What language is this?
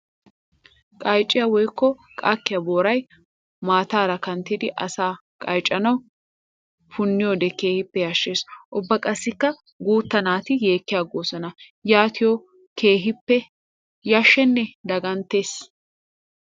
Wolaytta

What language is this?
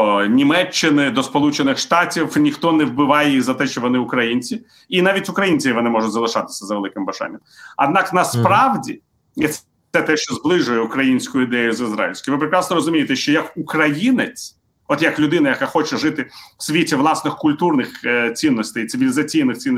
Ukrainian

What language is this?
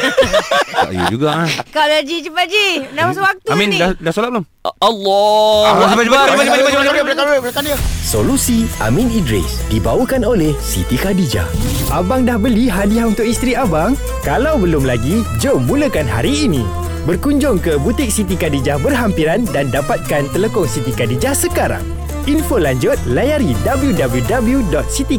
Malay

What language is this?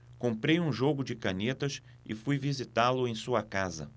Portuguese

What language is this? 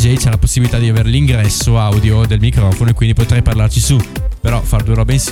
Italian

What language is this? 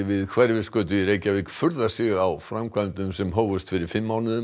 Icelandic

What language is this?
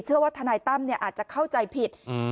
Thai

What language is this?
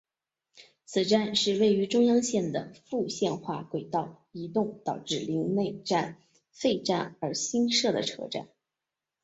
Chinese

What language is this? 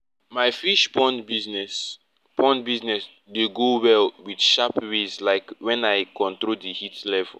Nigerian Pidgin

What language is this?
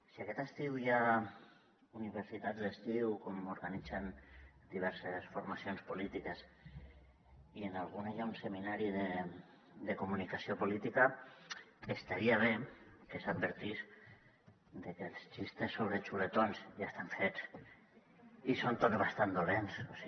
Catalan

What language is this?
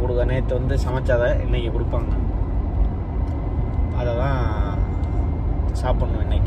Hindi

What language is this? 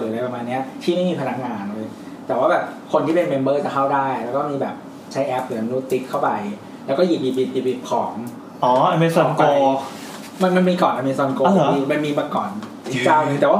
Thai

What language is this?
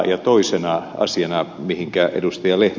Finnish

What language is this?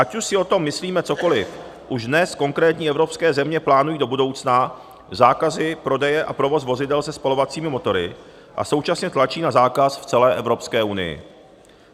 Czech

